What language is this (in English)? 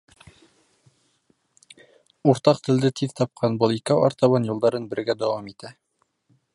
Bashkir